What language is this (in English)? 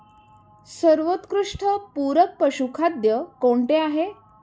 Marathi